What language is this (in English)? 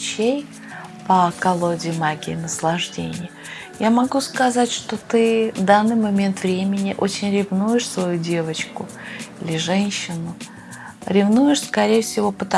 Russian